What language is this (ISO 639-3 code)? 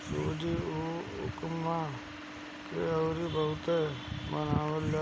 bho